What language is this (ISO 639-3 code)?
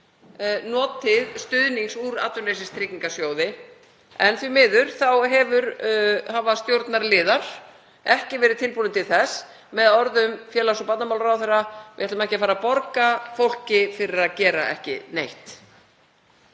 isl